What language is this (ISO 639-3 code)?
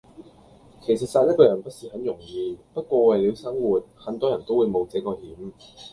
yue